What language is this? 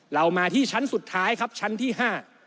Thai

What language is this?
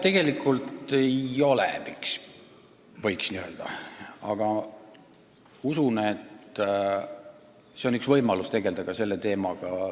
Estonian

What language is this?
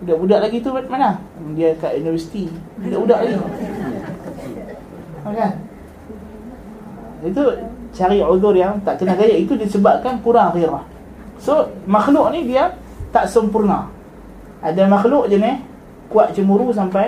Malay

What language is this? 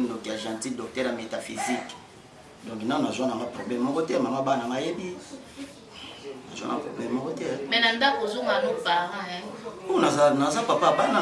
French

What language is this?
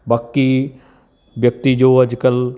Punjabi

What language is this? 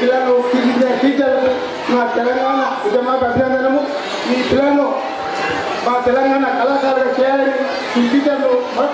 Greek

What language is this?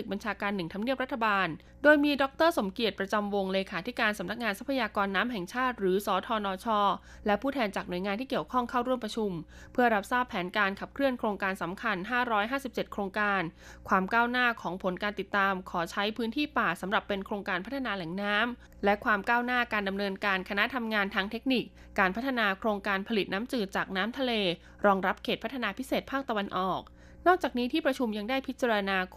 Thai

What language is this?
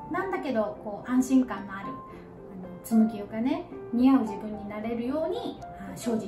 Japanese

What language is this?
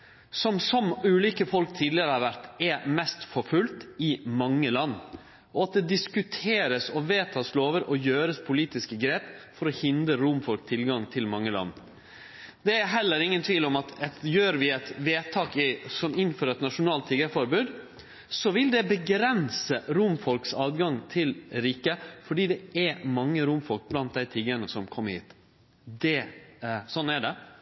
Norwegian Nynorsk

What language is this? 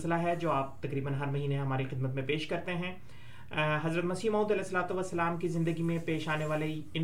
Urdu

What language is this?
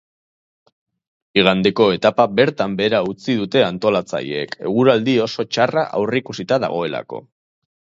Basque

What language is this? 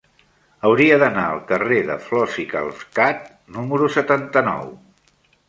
Catalan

